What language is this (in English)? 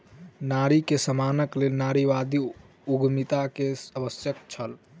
Maithili